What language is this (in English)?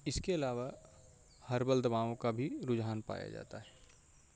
Urdu